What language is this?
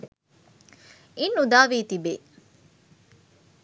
Sinhala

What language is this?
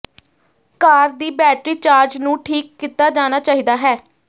Punjabi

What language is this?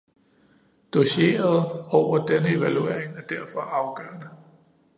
Danish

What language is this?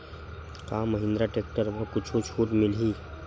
Chhattisgarhi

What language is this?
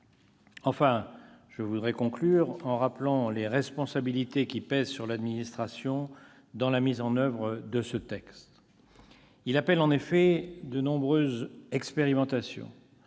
French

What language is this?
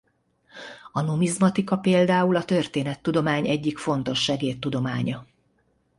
Hungarian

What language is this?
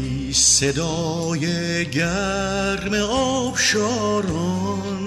Persian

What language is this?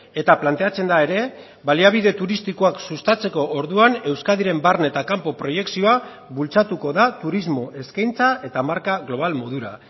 Basque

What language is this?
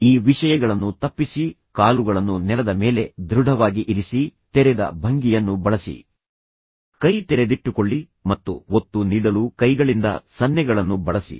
Kannada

